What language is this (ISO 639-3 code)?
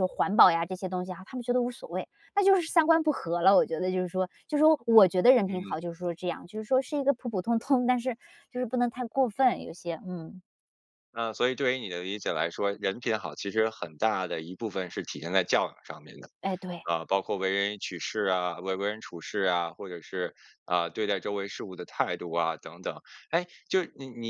zho